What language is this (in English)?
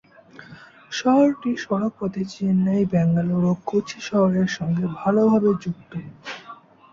Bangla